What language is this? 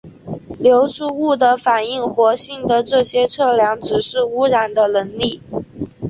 Chinese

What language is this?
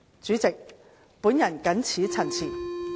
Cantonese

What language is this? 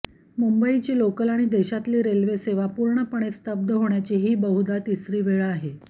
Marathi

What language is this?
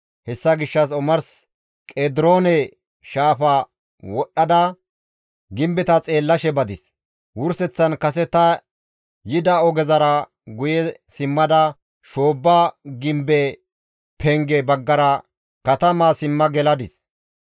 Gamo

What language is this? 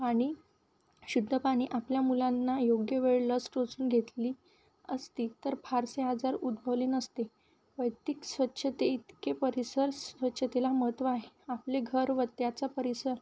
Marathi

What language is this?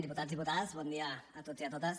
Catalan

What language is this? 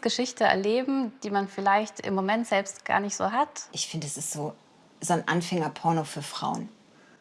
German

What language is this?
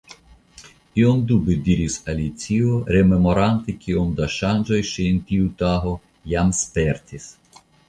Esperanto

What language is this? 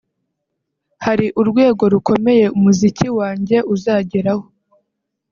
Kinyarwanda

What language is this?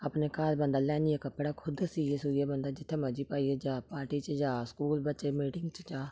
Dogri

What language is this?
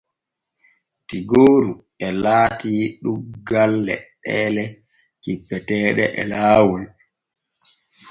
Borgu Fulfulde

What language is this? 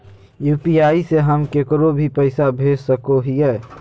Magahi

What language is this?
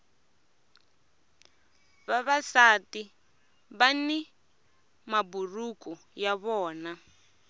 Tsonga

